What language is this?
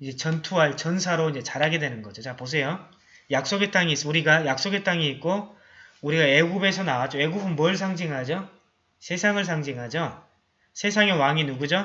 Korean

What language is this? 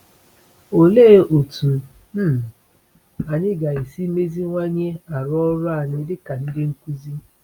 Igbo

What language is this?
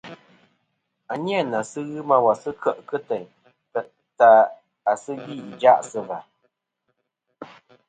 Kom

